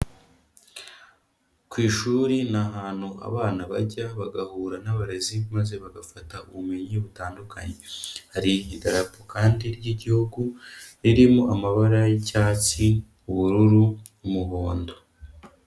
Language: Kinyarwanda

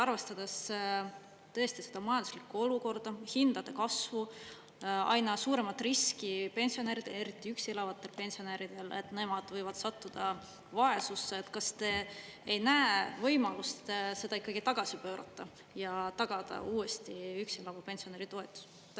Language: Estonian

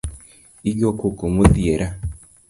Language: Luo (Kenya and Tanzania)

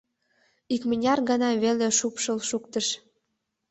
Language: Mari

